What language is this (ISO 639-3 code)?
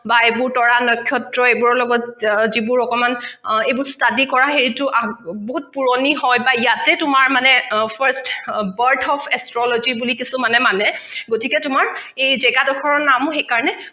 asm